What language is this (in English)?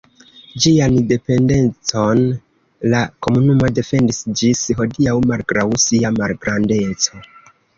Esperanto